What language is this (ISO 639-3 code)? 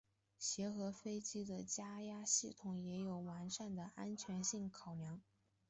zho